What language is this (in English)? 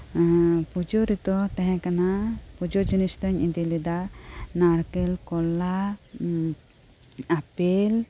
Santali